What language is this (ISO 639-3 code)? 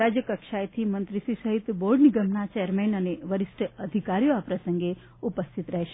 guj